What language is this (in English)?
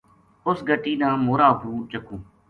Gujari